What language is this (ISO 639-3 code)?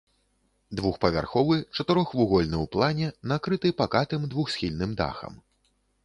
bel